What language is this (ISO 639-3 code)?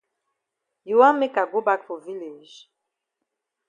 wes